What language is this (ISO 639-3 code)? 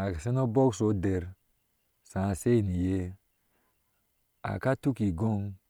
ahs